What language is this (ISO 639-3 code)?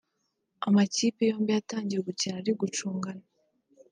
kin